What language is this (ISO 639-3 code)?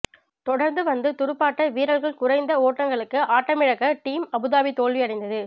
tam